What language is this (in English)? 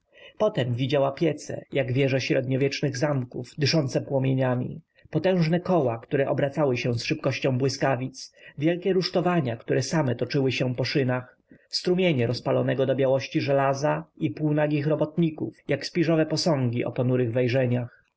Polish